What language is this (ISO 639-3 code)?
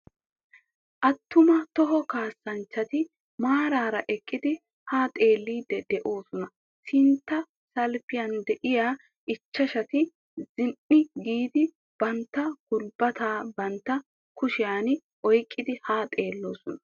wal